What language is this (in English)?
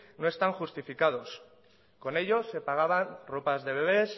Spanish